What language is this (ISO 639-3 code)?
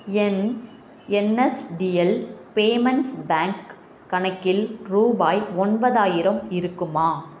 tam